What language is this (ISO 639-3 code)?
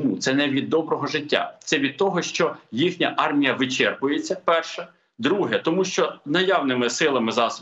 ukr